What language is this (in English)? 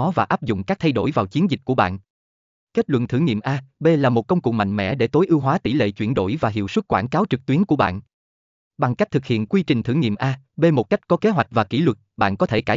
Vietnamese